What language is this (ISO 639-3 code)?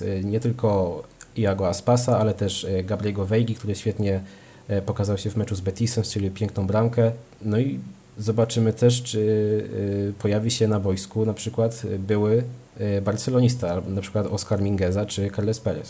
pol